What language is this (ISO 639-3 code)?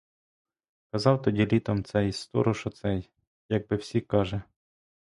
ukr